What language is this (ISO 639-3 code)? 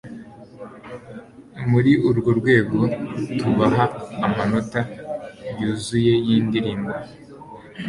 kin